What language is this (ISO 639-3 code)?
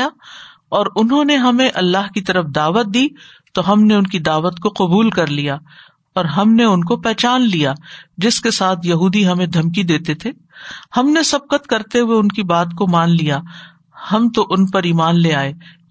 urd